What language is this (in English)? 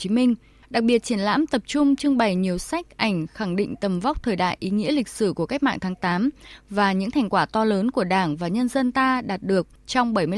Vietnamese